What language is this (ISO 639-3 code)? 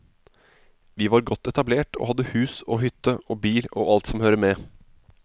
nor